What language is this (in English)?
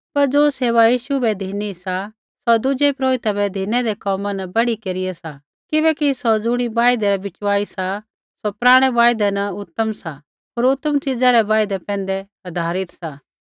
Kullu Pahari